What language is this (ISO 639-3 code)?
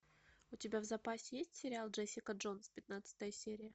rus